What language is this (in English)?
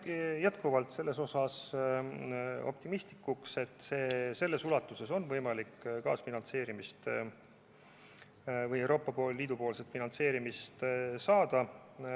Estonian